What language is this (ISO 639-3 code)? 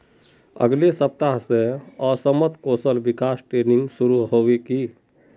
mag